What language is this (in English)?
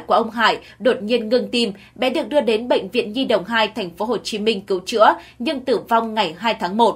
Vietnamese